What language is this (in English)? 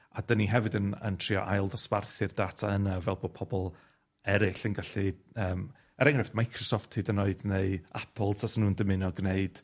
Welsh